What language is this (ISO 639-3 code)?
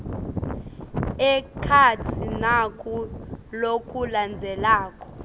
ssw